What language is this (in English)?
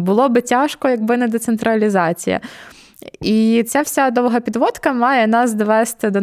Ukrainian